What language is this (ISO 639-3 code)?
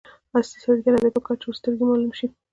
pus